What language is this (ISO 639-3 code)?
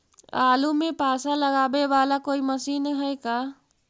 mag